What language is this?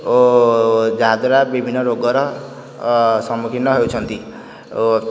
Odia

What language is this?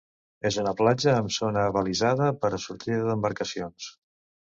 Catalan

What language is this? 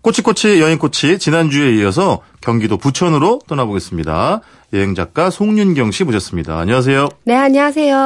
Korean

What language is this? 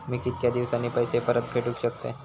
Marathi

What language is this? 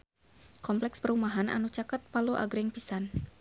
Sundanese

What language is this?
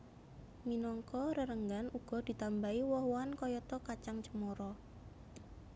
Javanese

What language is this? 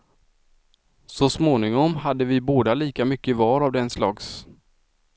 Swedish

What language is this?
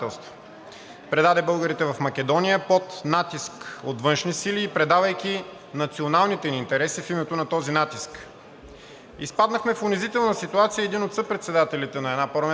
Bulgarian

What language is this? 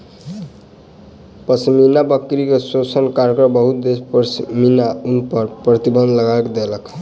Maithili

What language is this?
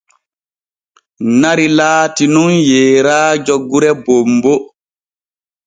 Borgu Fulfulde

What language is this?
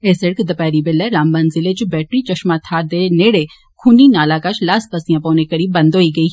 Dogri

